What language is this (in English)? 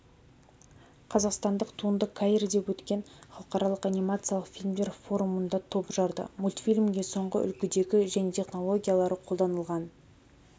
Kazakh